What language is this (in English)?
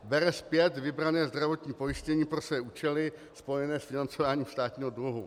Czech